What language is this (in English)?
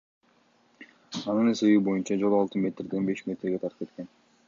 Kyrgyz